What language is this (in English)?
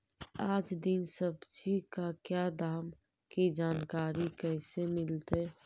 Magahi